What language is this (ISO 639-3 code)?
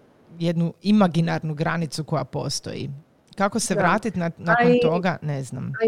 hrv